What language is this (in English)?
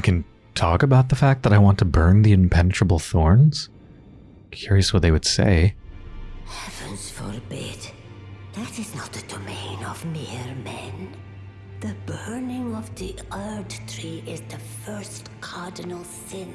English